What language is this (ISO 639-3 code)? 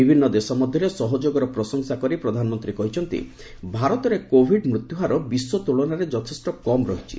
ori